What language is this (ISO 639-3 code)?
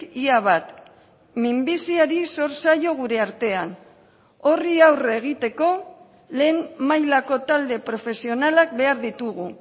eus